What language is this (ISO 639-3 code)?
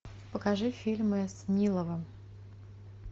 rus